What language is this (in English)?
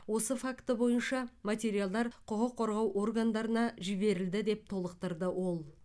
Kazakh